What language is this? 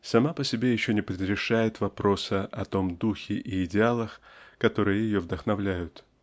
Russian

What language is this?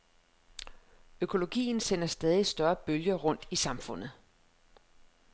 Danish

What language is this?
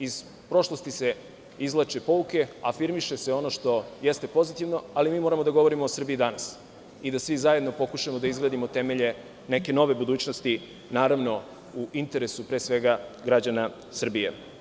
Serbian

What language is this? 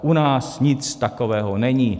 Czech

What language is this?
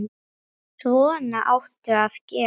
Icelandic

